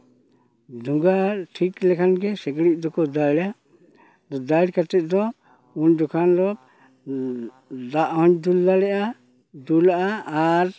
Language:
Santali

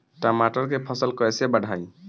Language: Bhojpuri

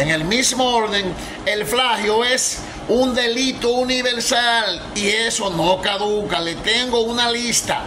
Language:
Spanish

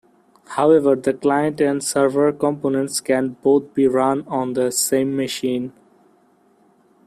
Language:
English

